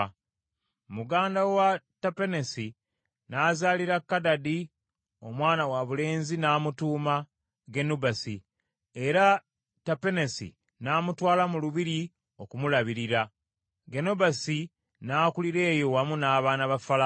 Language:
Ganda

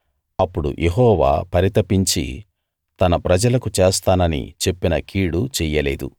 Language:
Telugu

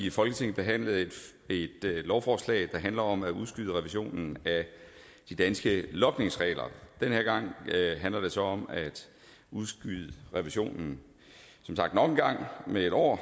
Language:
Danish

